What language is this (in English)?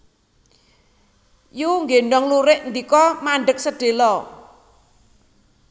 Javanese